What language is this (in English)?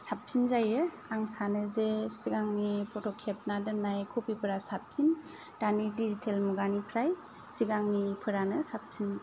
Bodo